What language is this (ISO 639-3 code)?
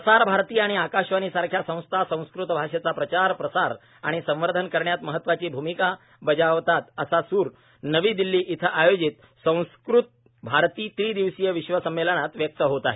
mar